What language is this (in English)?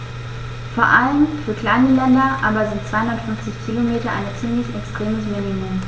German